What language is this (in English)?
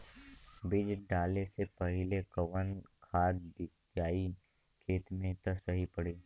Bhojpuri